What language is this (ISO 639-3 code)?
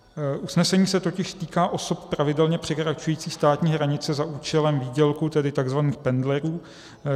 ces